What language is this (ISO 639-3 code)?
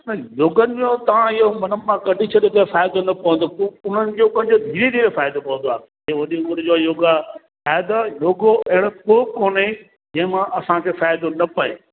snd